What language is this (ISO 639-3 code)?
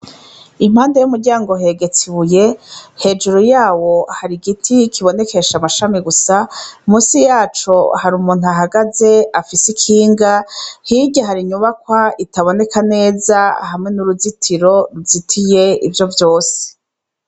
run